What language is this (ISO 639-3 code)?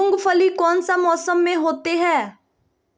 mag